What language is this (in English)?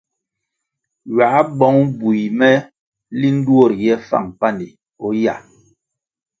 Kwasio